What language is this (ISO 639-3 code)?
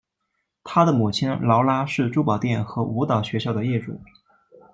zho